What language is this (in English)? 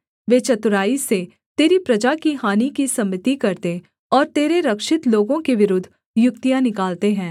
Hindi